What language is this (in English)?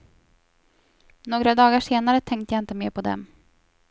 Swedish